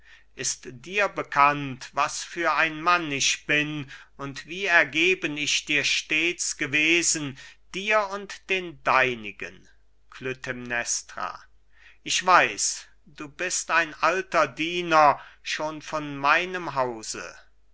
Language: German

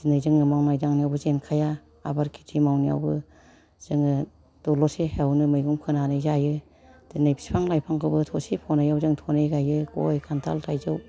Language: Bodo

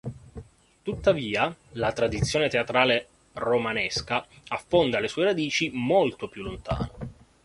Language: Italian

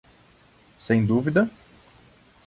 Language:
Portuguese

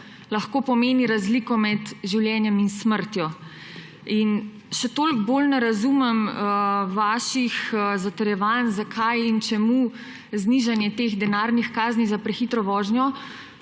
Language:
Slovenian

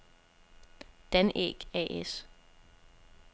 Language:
Danish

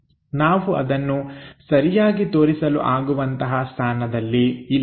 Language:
Kannada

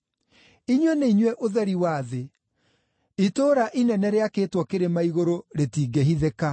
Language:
Kikuyu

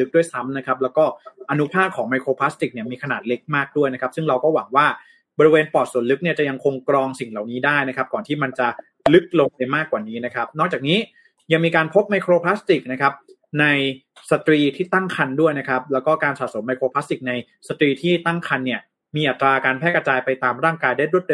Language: Thai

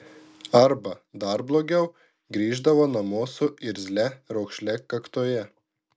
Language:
Lithuanian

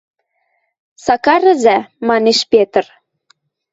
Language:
Western Mari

